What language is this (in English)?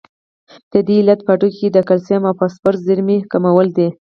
Pashto